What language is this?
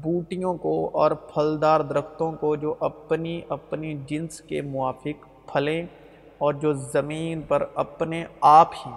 Urdu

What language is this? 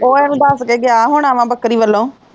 Punjabi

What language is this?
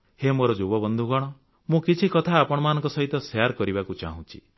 Odia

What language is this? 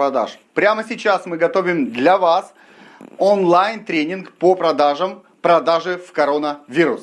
Russian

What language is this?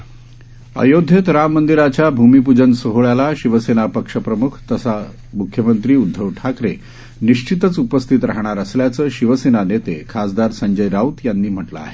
Marathi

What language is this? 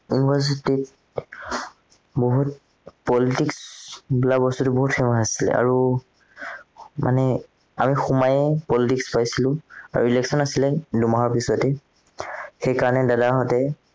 Assamese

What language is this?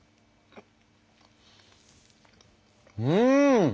Japanese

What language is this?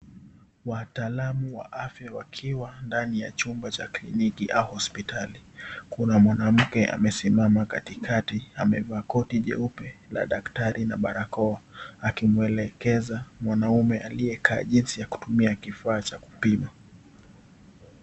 Swahili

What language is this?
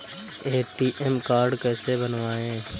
Hindi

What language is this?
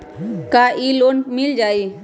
Magahi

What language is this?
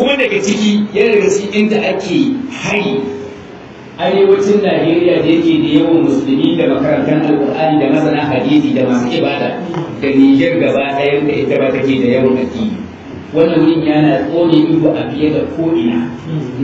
Arabic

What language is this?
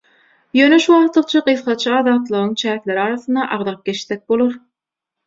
Turkmen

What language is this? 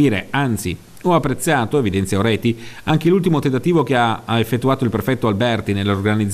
Italian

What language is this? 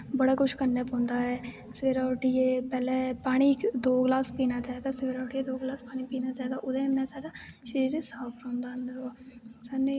Dogri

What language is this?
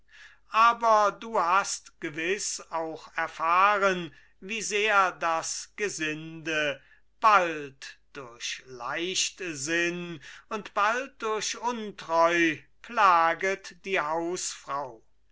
German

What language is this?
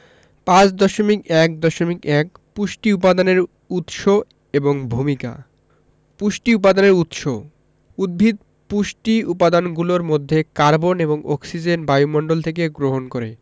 Bangla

